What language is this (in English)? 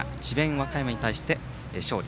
Japanese